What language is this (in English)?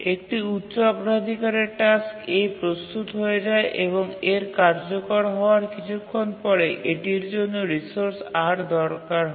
Bangla